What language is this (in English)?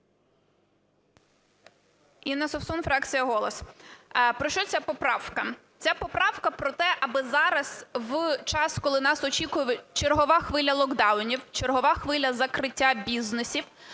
Ukrainian